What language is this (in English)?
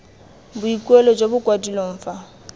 Tswana